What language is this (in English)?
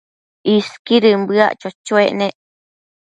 Matsés